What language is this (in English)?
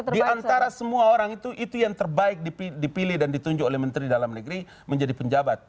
Indonesian